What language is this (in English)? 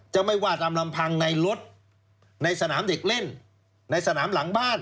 Thai